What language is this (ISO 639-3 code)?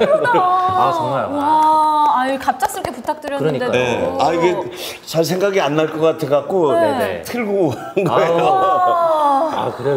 kor